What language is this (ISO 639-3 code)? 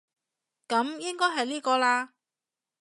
yue